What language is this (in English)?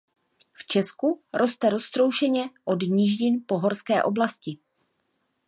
Czech